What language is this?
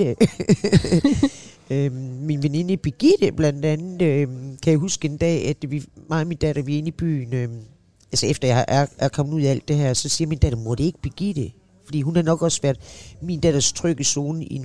Danish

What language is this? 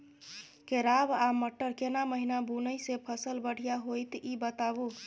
Maithili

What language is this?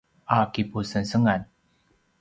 Paiwan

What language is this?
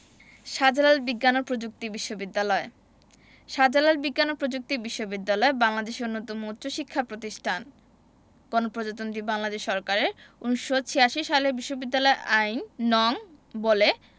Bangla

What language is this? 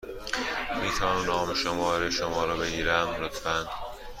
Persian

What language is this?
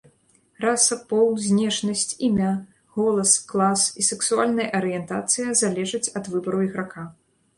Belarusian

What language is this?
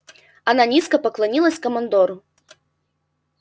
Russian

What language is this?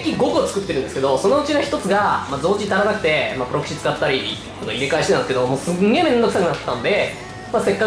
Japanese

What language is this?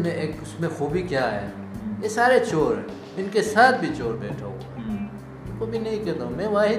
Urdu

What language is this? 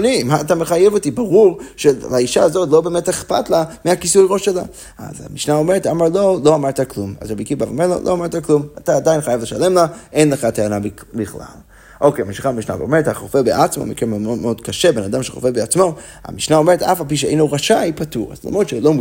Hebrew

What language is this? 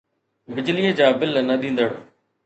Sindhi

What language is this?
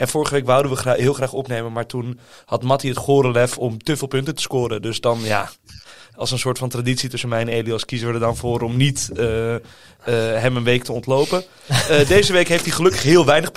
Dutch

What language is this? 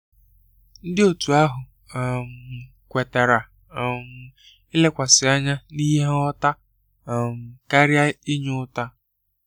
Igbo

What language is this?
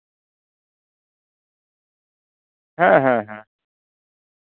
Santali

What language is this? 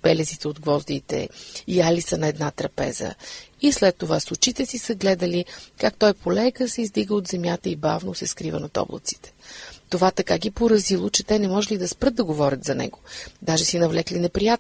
Bulgarian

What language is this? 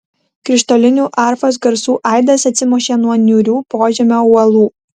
Lithuanian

